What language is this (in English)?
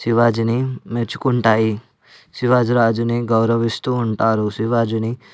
Telugu